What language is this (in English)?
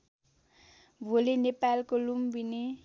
Nepali